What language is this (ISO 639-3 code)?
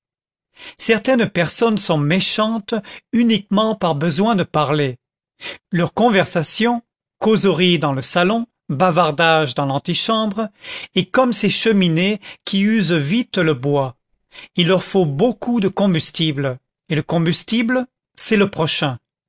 fra